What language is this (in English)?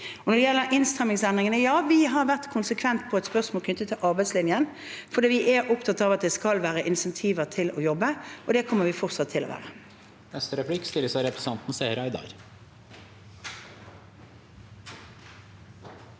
Norwegian